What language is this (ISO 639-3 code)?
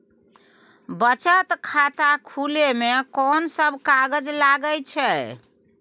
mai